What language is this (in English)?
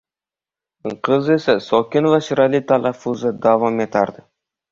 Uzbek